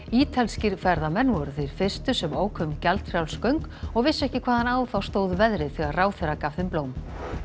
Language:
Icelandic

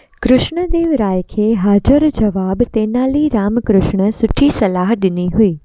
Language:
Sindhi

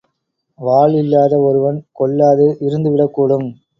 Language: Tamil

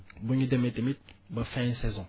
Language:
Wolof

